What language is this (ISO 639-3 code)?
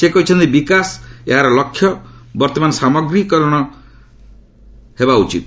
ori